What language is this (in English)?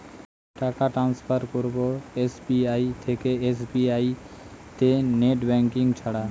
Bangla